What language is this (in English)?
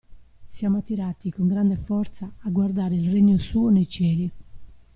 Italian